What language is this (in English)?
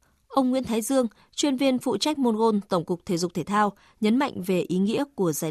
Vietnamese